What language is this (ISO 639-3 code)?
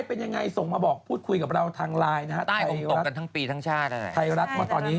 tha